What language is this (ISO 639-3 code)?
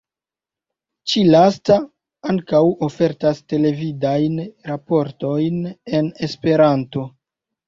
epo